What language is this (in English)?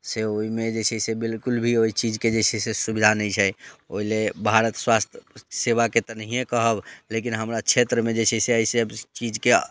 Maithili